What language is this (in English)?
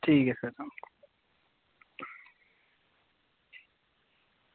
Dogri